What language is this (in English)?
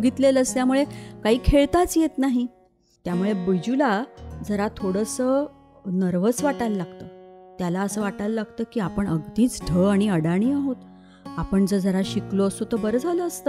Marathi